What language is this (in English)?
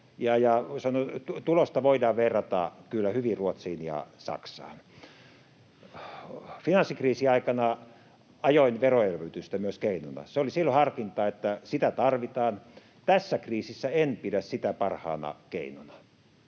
Finnish